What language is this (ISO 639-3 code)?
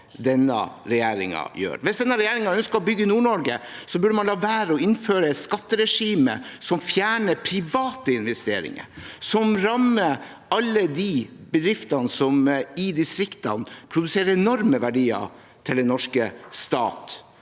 nor